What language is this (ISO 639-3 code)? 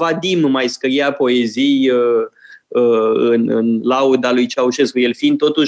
ron